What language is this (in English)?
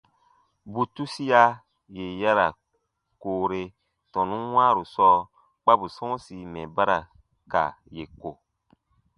Baatonum